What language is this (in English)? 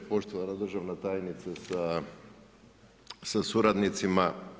Croatian